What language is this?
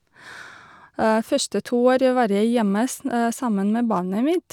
Norwegian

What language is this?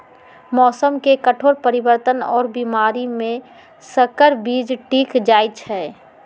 Magahi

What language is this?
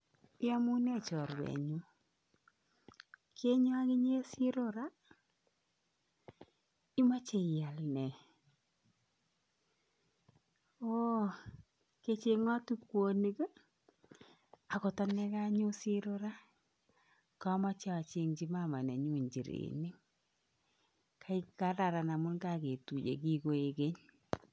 Kalenjin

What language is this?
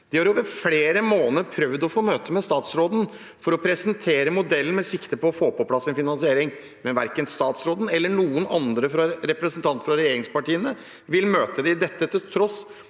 Norwegian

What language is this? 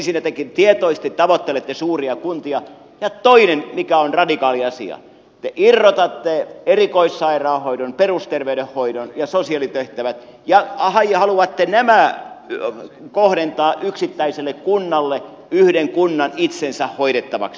Finnish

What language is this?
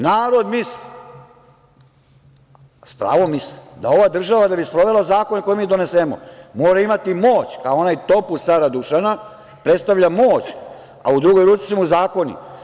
Serbian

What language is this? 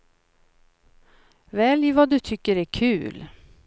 Swedish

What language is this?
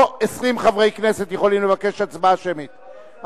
Hebrew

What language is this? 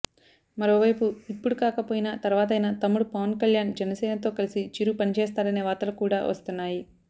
Telugu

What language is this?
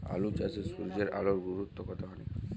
Bangla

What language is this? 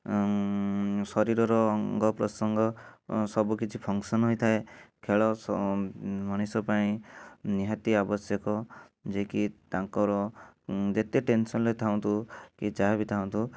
Odia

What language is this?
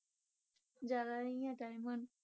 Punjabi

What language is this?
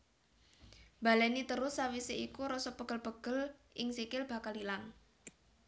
Javanese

